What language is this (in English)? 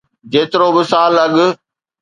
Sindhi